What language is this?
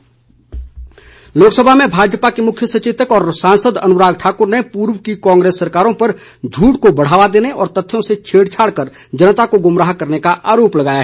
Hindi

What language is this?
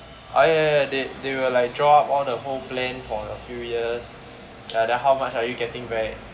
English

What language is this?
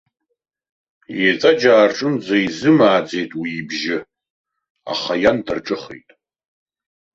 Abkhazian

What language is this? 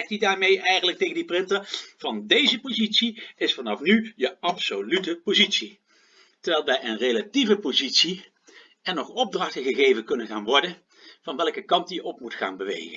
Dutch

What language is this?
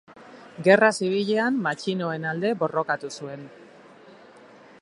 Basque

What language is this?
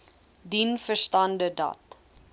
Afrikaans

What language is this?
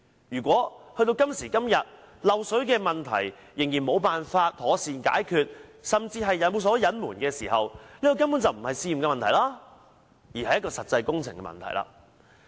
Cantonese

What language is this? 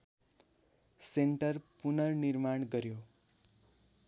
Nepali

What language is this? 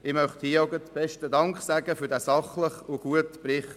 Swiss German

